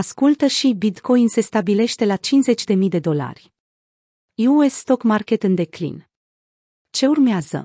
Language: Romanian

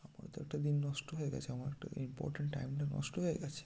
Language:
Bangla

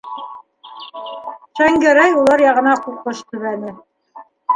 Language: Bashkir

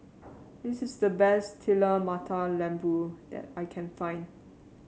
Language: English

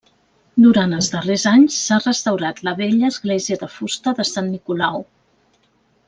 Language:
Catalan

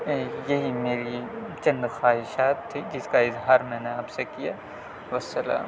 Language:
Urdu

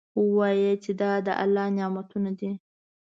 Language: Pashto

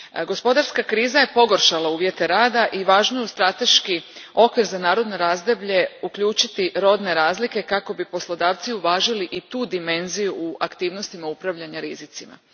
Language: Croatian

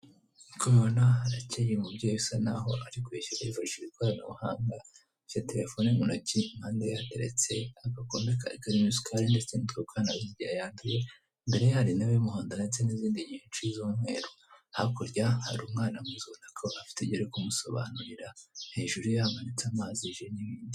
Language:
Kinyarwanda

